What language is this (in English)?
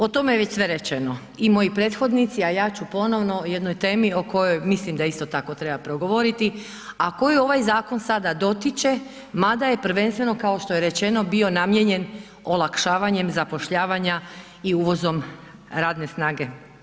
Croatian